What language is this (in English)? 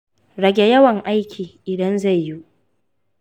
Hausa